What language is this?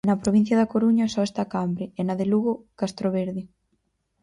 Galician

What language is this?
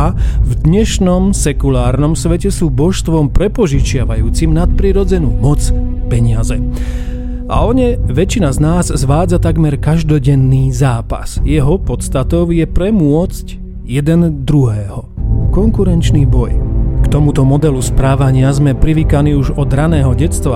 Slovak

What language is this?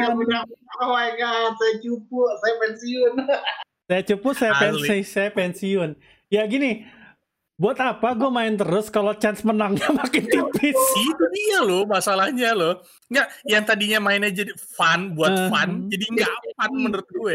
Indonesian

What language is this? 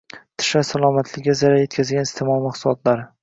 Uzbek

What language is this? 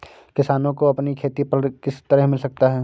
Hindi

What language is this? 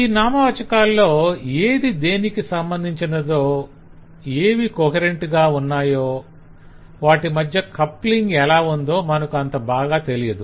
Telugu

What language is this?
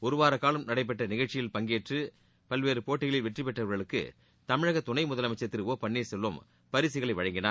Tamil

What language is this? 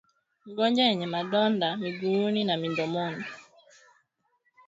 Swahili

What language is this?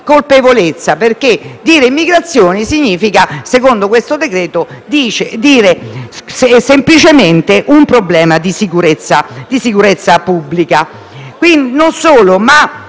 Italian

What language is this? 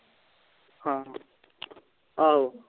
Punjabi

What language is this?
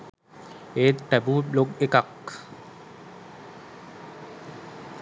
Sinhala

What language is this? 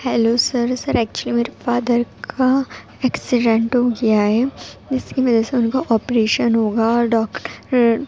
Urdu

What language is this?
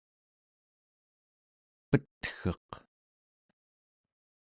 Central Yupik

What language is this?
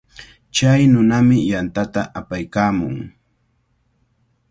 Cajatambo North Lima Quechua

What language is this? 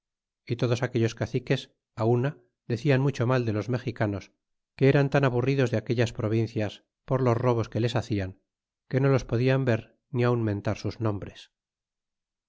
Spanish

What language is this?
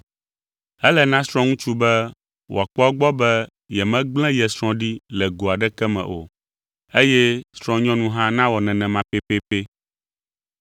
Ewe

